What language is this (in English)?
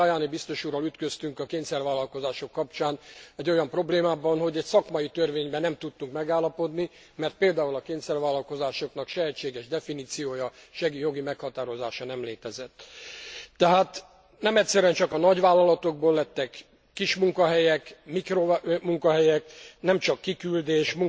Hungarian